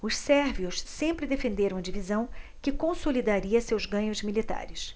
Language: Portuguese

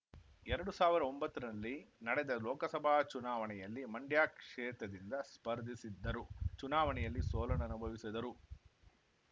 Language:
Kannada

